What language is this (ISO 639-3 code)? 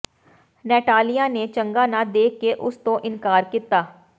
pan